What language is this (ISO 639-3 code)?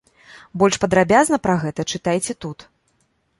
bel